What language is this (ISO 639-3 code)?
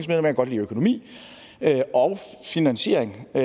dan